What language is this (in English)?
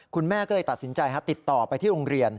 Thai